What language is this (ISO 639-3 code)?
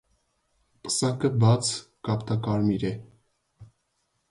hye